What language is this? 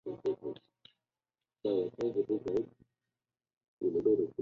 Chinese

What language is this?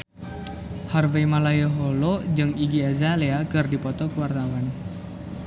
Sundanese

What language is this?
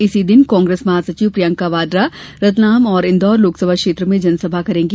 Hindi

